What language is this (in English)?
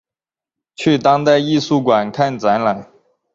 Chinese